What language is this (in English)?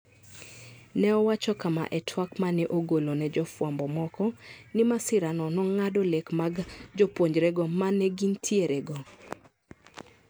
Luo (Kenya and Tanzania)